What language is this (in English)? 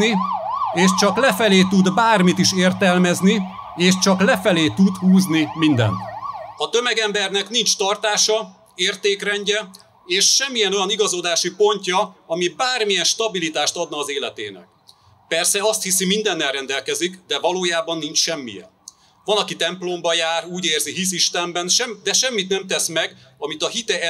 Hungarian